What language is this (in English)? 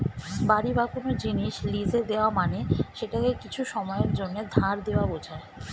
Bangla